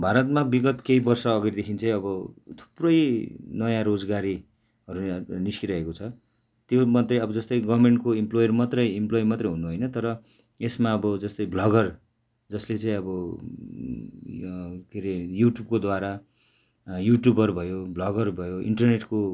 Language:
Nepali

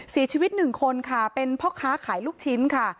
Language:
Thai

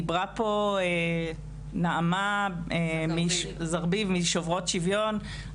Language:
Hebrew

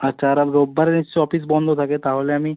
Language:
Bangla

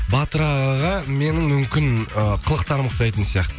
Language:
Kazakh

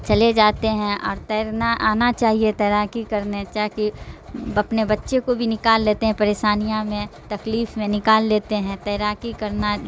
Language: Urdu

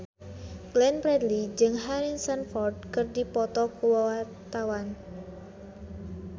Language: Sundanese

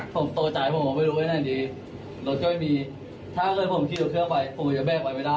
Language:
Thai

